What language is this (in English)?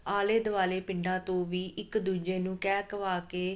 Punjabi